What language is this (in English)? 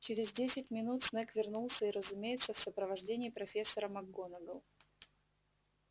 Russian